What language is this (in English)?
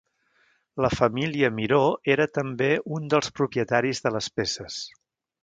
Catalan